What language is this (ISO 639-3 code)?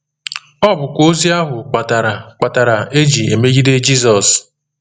ibo